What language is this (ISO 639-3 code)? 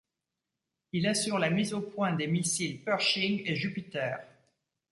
fra